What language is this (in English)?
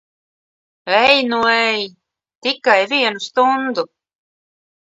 Latvian